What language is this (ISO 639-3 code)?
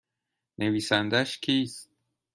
fas